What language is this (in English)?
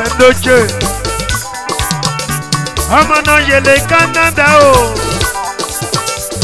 Arabic